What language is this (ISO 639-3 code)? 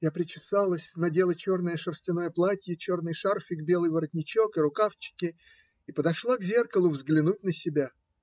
rus